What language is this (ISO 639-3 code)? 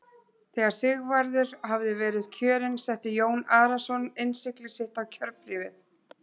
isl